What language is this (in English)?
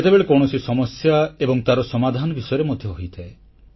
Odia